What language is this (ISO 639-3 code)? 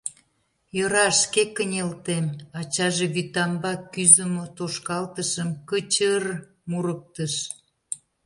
chm